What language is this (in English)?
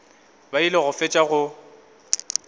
Northern Sotho